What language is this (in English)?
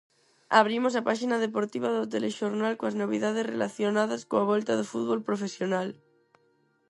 Galician